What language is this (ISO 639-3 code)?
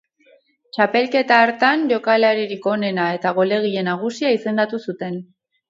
eus